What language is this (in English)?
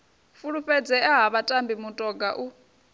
Venda